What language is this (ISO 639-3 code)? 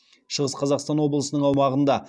kaz